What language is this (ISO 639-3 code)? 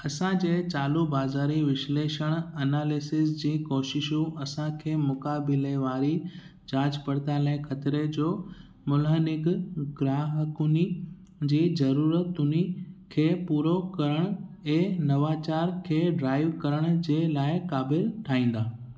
snd